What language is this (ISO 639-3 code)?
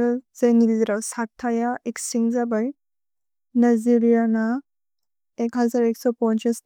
brx